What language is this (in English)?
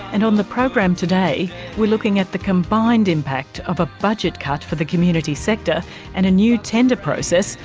English